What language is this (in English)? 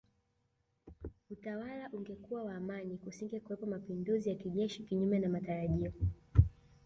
Swahili